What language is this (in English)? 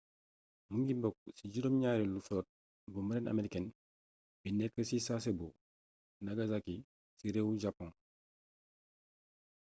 Wolof